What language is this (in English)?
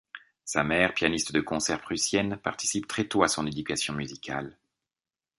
French